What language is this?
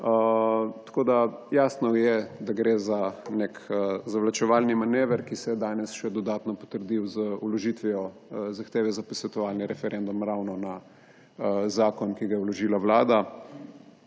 Slovenian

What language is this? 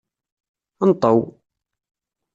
Kabyle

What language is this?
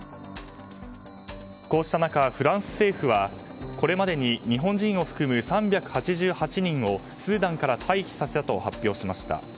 Japanese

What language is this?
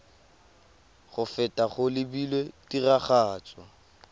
Tswana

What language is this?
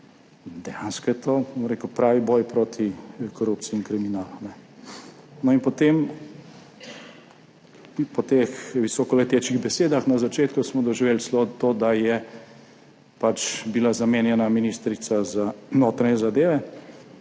Slovenian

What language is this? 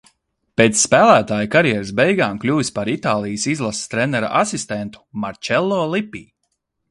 Latvian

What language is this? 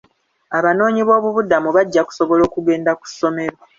Ganda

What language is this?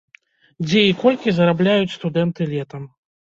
Belarusian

